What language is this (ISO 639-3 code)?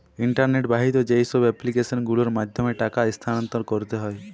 ben